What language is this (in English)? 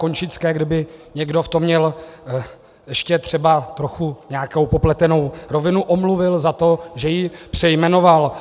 Czech